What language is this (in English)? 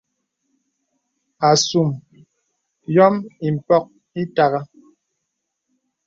Bebele